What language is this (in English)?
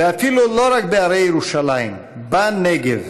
Hebrew